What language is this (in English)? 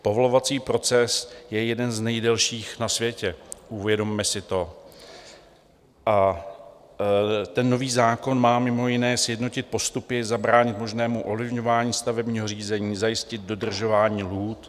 Czech